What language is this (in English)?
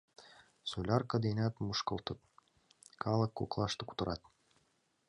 Mari